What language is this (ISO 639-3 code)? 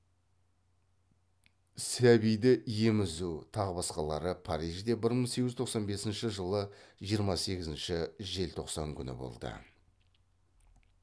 kaz